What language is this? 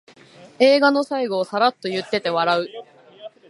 Japanese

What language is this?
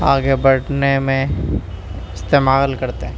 Urdu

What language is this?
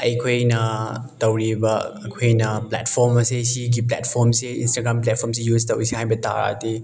Manipuri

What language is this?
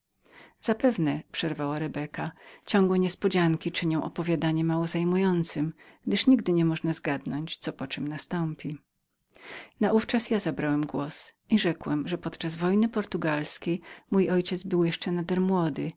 Polish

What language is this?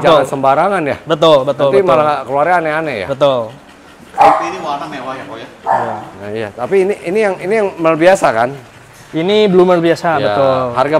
Indonesian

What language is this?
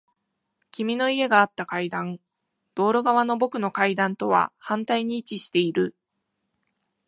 Japanese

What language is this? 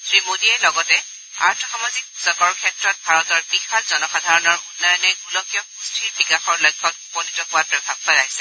Assamese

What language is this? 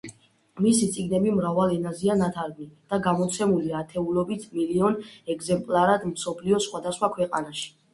Georgian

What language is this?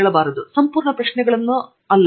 Kannada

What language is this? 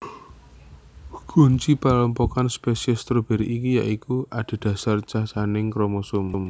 Javanese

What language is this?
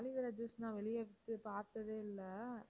Tamil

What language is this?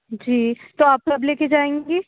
Urdu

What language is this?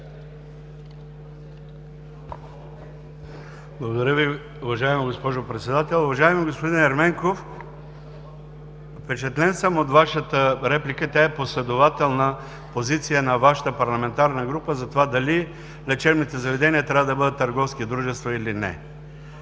Bulgarian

